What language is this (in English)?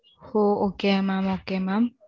Tamil